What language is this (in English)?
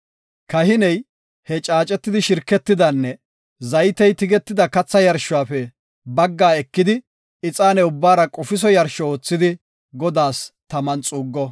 Gofa